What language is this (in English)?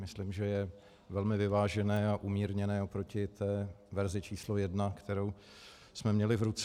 Czech